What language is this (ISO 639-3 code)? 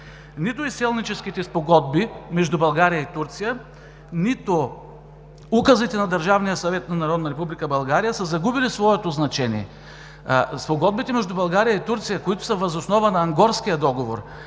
bul